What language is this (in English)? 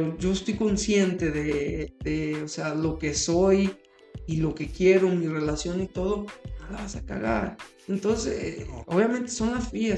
Spanish